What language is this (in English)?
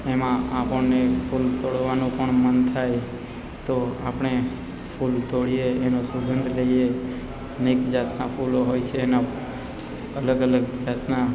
Gujarati